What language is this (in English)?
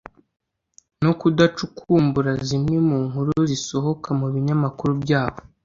Kinyarwanda